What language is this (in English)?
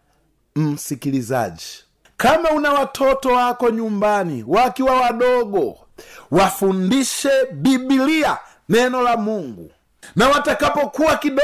Swahili